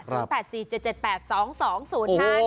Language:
Thai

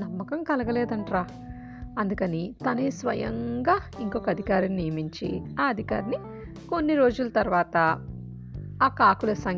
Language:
Telugu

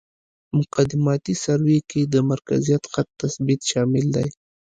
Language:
Pashto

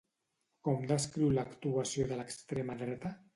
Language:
Catalan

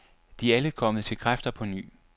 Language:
Danish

